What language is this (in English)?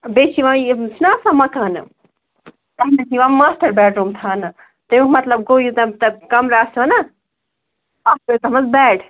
Kashmiri